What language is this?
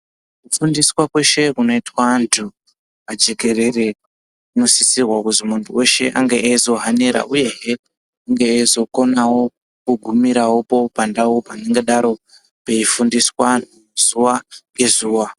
Ndau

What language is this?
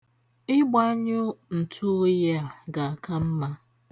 Igbo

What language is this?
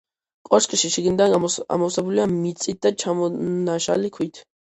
Georgian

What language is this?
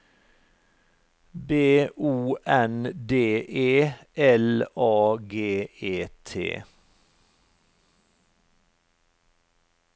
Norwegian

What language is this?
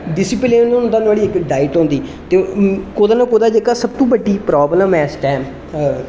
Dogri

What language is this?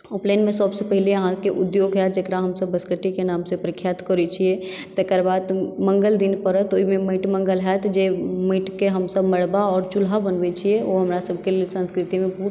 Maithili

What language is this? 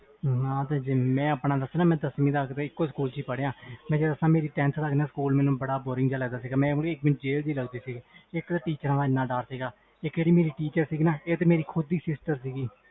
Punjabi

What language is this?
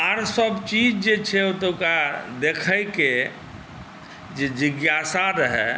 Maithili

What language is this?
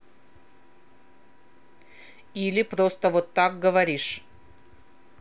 Russian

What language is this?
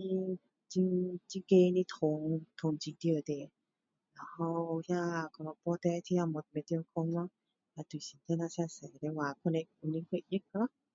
Min Dong Chinese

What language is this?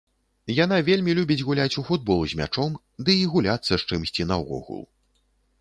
Belarusian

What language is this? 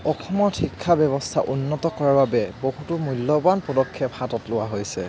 Assamese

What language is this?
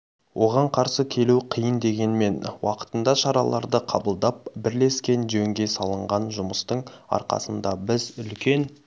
Kazakh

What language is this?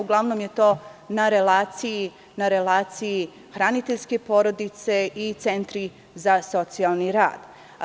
Serbian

